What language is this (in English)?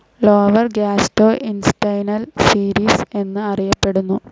Malayalam